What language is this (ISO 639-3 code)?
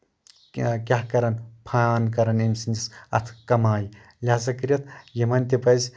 kas